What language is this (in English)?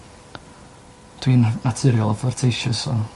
Welsh